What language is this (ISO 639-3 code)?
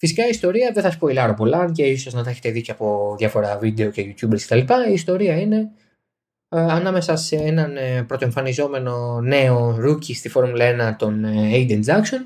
ell